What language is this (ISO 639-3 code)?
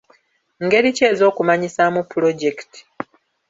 lug